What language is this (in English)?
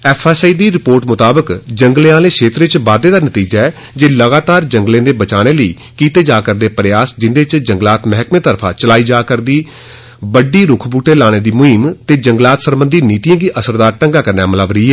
Dogri